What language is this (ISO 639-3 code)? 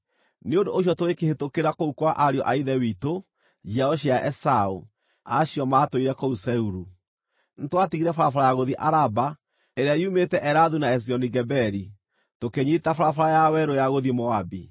kik